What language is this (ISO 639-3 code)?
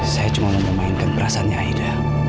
ind